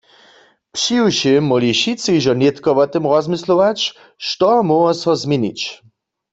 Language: Upper Sorbian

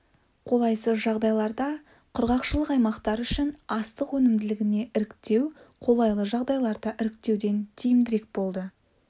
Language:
Kazakh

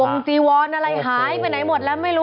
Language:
Thai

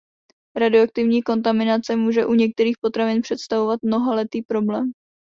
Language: Czech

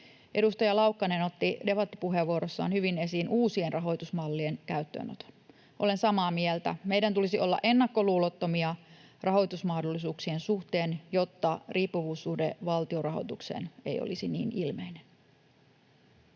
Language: Finnish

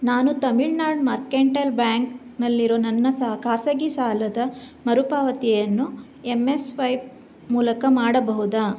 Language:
Kannada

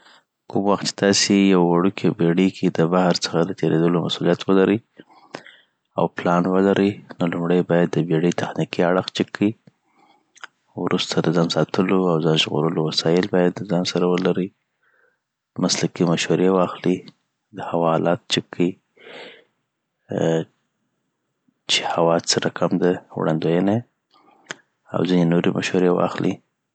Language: Southern Pashto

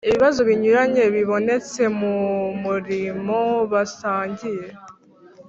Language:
Kinyarwanda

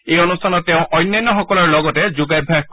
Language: Assamese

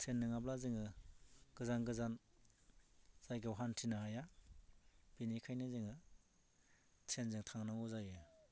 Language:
Bodo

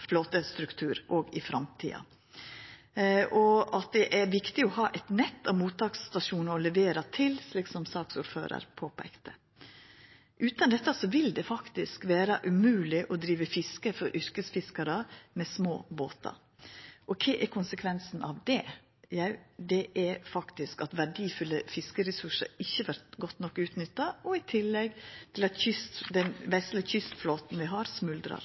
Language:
Norwegian Nynorsk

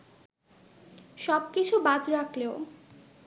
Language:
Bangla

